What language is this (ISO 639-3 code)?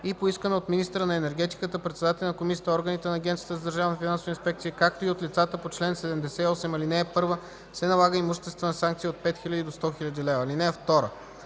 bul